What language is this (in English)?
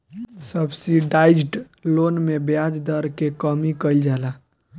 Bhojpuri